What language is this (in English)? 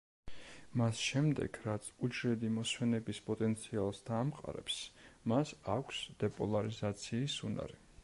Georgian